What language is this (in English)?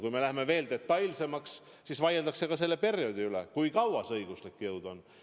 Estonian